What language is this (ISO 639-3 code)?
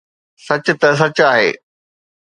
snd